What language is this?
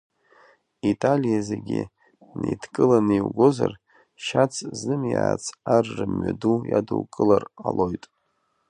Abkhazian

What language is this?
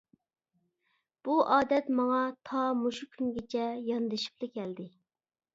Uyghur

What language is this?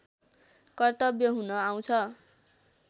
Nepali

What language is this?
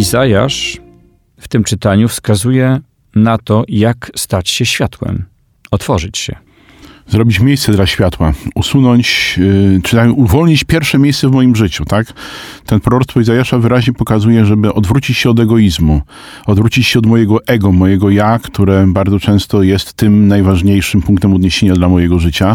Polish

